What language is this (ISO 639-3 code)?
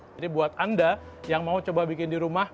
ind